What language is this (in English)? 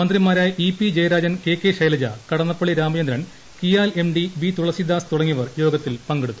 Malayalam